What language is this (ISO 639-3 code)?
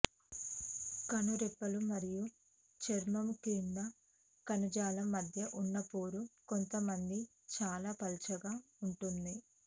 tel